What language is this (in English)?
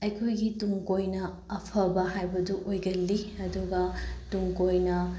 Manipuri